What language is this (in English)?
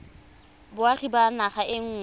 Tswana